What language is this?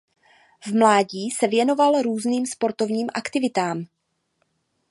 Czech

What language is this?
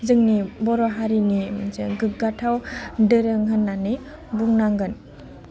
Bodo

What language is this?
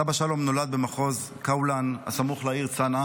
Hebrew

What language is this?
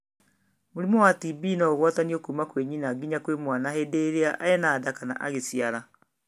Kikuyu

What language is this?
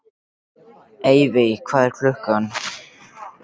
Icelandic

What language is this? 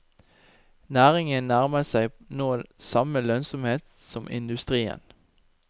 Norwegian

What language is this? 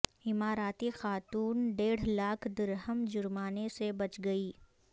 Urdu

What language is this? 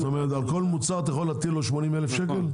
Hebrew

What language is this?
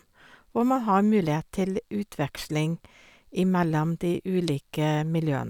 Norwegian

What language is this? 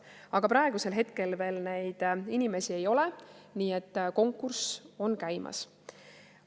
Estonian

